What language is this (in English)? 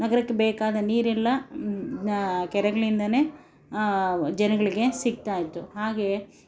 Kannada